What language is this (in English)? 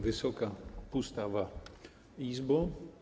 Polish